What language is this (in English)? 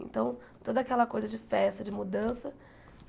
Portuguese